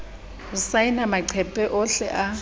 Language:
Southern Sotho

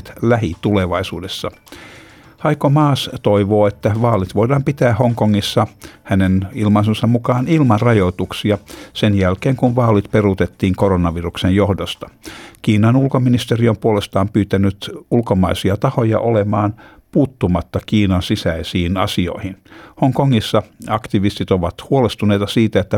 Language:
Finnish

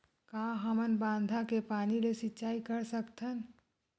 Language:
Chhattisgarhi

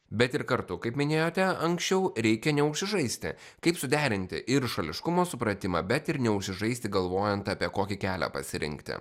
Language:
Lithuanian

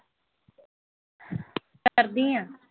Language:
Punjabi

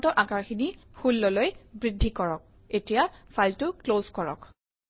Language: Assamese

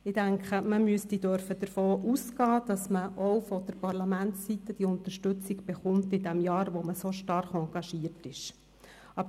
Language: Swiss German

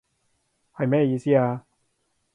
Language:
Cantonese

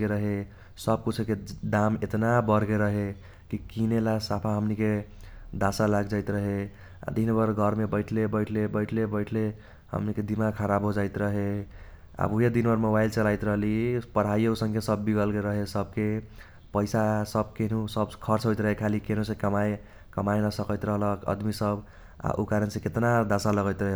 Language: Kochila Tharu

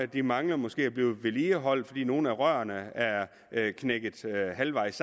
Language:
Danish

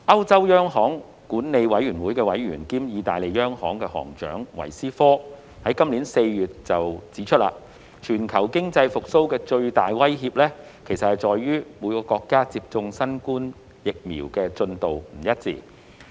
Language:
Cantonese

